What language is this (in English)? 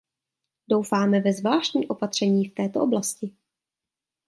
Czech